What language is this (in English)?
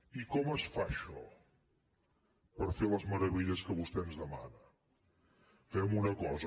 Catalan